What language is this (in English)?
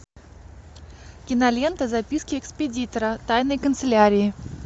Russian